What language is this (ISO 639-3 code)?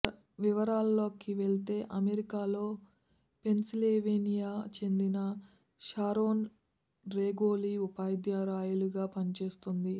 tel